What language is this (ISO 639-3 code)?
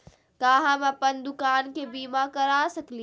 mag